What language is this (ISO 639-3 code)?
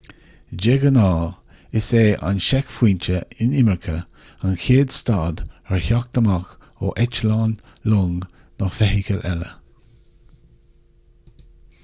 gle